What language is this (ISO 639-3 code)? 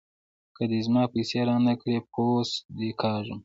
pus